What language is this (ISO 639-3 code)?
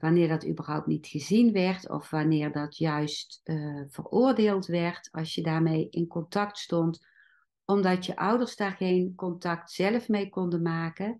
nld